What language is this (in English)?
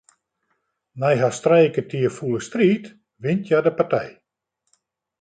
Western Frisian